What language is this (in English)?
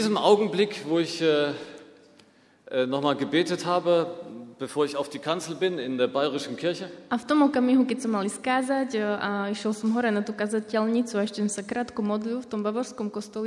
Slovak